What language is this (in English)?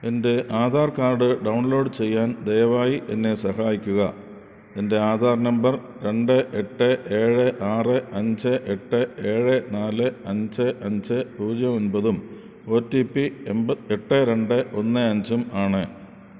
Malayalam